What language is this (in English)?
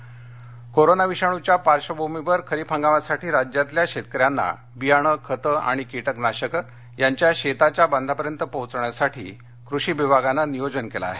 Marathi